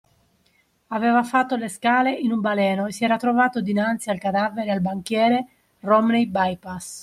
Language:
Italian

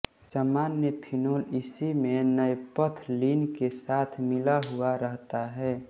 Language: Hindi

